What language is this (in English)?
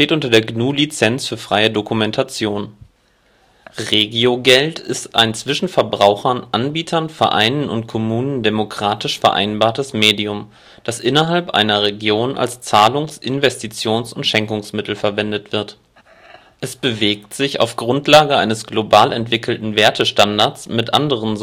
German